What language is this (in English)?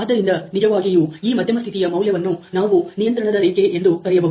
Kannada